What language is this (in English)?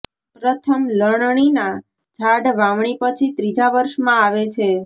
Gujarati